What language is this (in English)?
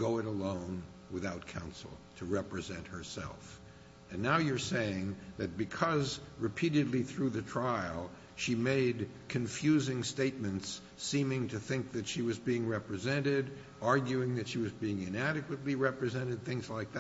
English